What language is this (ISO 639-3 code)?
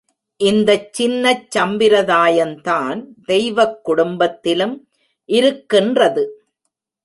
tam